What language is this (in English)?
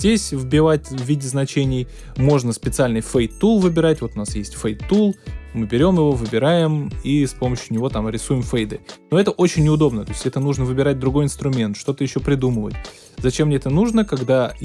Russian